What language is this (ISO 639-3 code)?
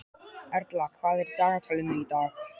isl